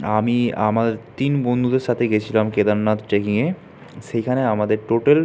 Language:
Bangla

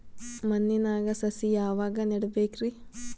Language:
Kannada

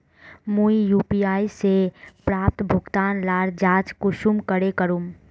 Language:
Magahi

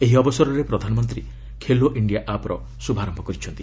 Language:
Odia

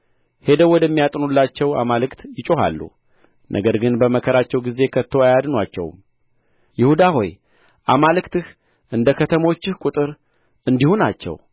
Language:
Amharic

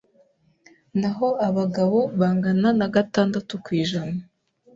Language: Kinyarwanda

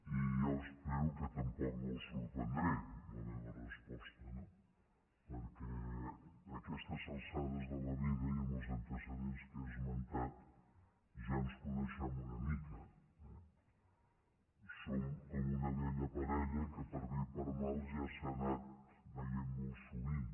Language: Catalan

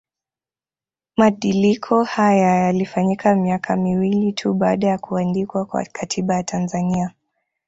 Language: Swahili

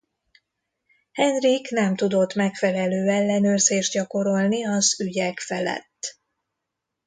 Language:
Hungarian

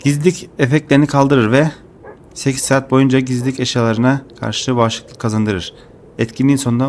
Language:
Turkish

